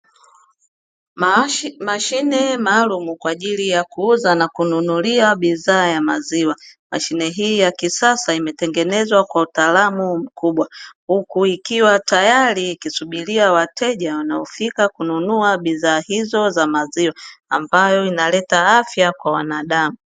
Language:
Swahili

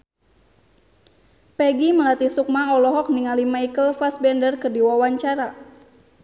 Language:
Sundanese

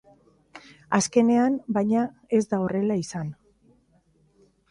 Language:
Basque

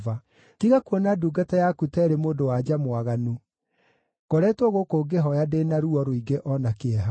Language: Kikuyu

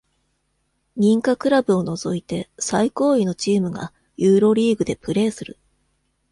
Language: Japanese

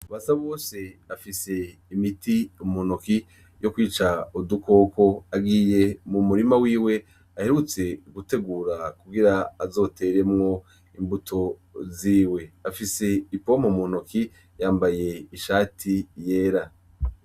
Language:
Rundi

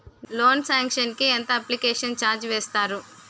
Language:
Telugu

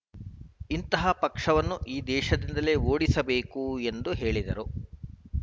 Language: Kannada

